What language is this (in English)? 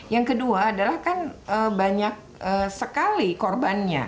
Indonesian